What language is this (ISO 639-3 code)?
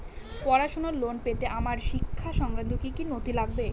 ben